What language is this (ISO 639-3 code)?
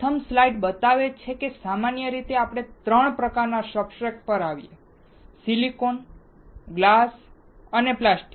guj